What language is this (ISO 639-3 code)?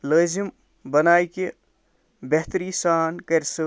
kas